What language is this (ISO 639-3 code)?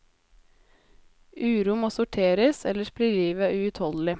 nor